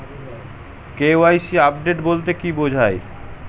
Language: Bangla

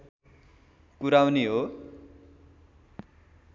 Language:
Nepali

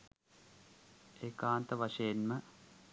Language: Sinhala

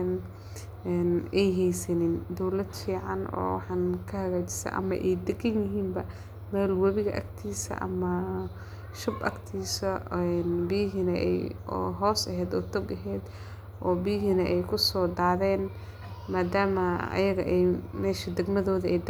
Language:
Somali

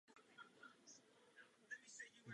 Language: Czech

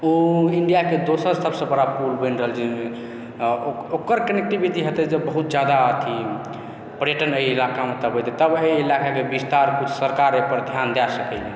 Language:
Maithili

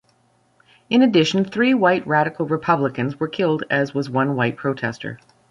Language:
English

